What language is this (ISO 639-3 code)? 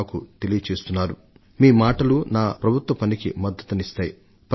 tel